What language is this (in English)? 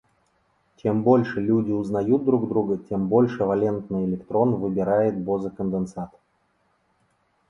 Russian